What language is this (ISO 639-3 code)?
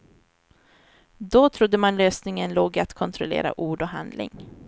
swe